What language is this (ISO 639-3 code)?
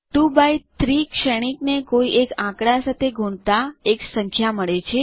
guj